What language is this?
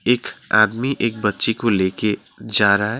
Hindi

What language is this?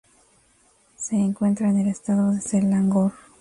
Spanish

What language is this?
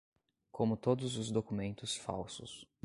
Portuguese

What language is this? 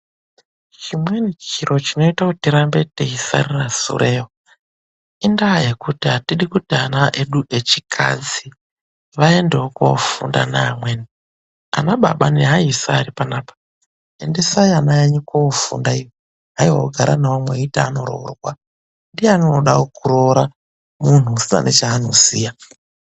Ndau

